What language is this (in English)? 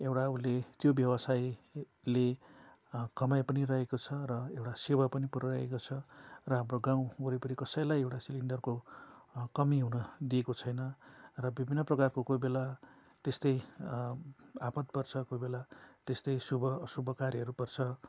Nepali